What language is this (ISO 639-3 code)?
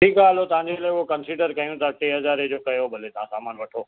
snd